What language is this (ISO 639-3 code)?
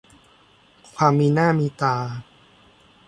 tha